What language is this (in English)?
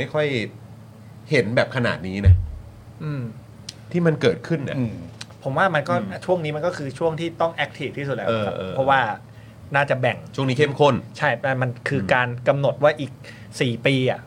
Thai